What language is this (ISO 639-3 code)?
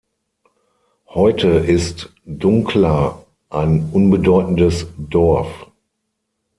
deu